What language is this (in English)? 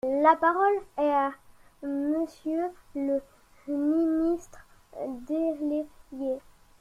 French